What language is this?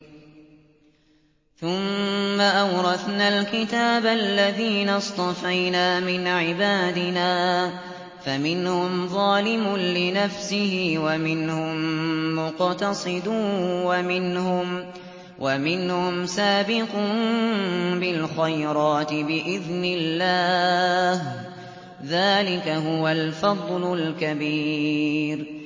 Arabic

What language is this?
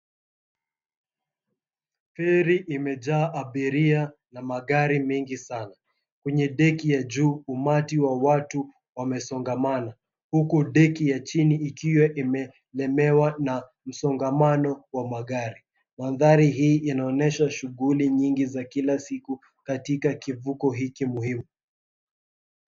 Swahili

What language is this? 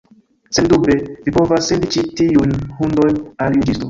Esperanto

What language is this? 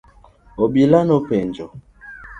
Luo (Kenya and Tanzania)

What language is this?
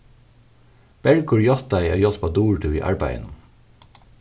Faroese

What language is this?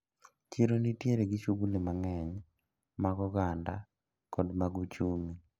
Luo (Kenya and Tanzania)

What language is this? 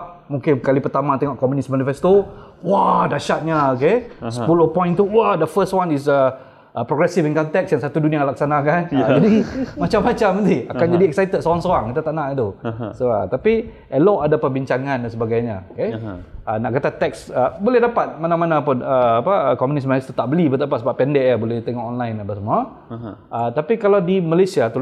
Malay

